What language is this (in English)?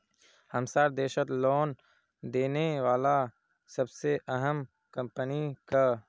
Magahi